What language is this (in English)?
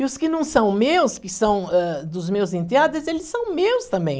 Portuguese